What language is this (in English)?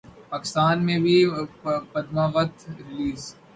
Urdu